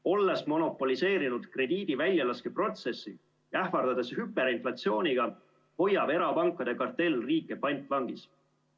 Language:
Estonian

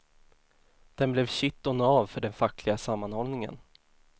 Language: Swedish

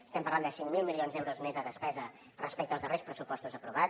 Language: Catalan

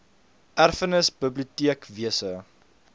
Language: Afrikaans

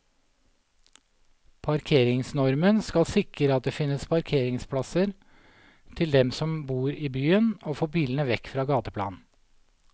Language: Norwegian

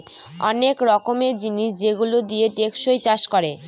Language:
Bangla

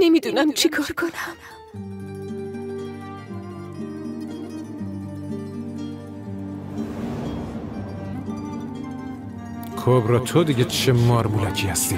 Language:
Persian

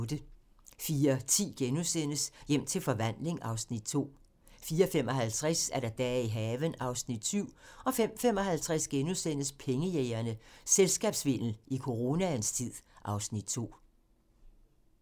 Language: Danish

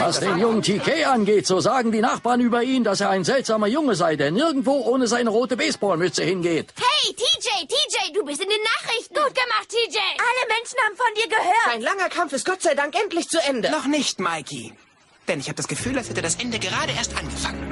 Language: German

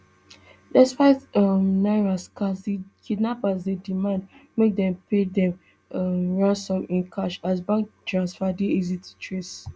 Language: Nigerian Pidgin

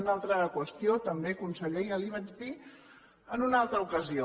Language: Catalan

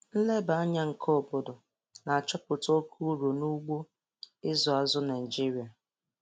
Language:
Igbo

